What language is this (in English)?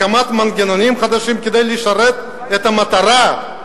Hebrew